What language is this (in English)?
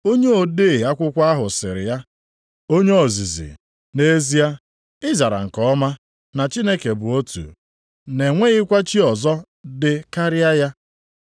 Igbo